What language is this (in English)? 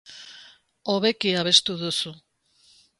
Basque